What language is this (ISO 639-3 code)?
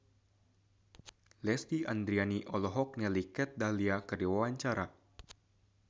sun